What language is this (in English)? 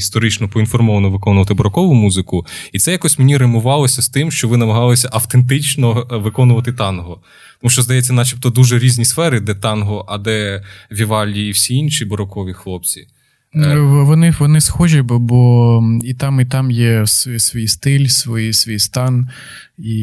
Ukrainian